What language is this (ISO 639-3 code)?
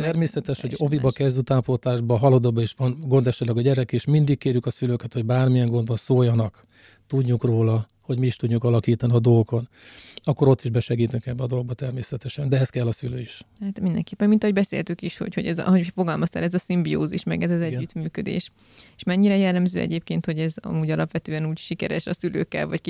hun